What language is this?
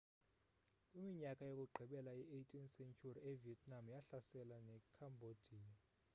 Xhosa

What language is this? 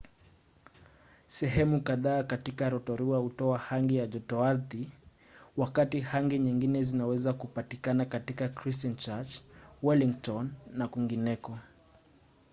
Swahili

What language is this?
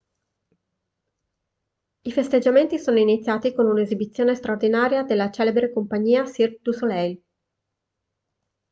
Italian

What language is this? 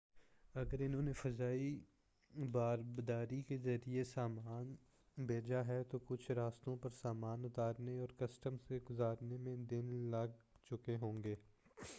Urdu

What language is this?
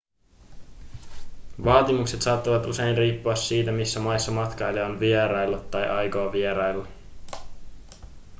Finnish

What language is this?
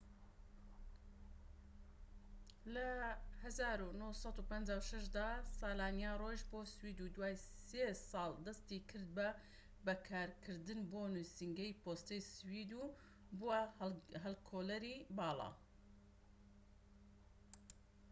Central Kurdish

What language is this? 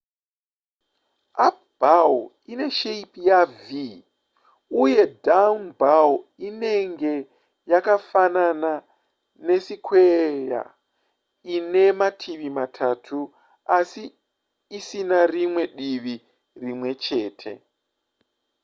Shona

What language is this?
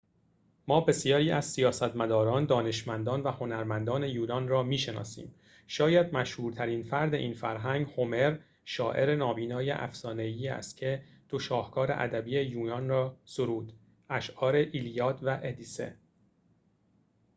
Persian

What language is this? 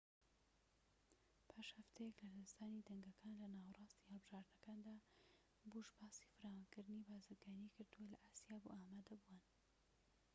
Central Kurdish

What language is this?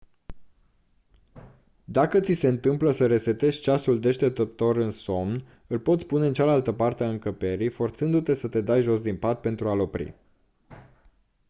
Romanian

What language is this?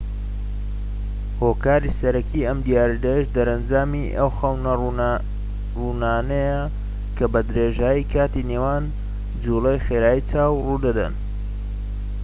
Central Kurdish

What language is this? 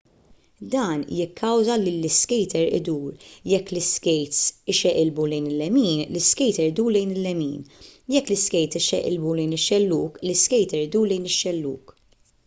Maltese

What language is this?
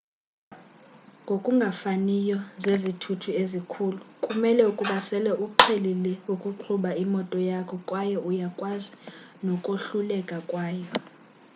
Xhosa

